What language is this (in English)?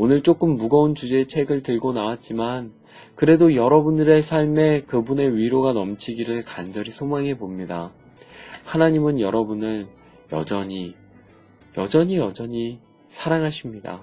Korean